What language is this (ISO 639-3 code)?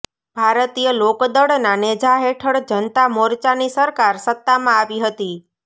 guj